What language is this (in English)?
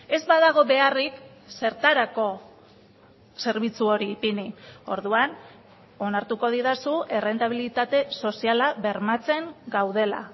Basque